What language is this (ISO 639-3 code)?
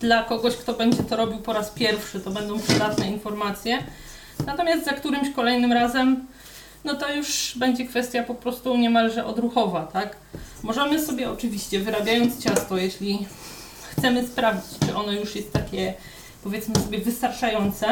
pol